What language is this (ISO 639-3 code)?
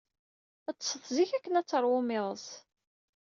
kab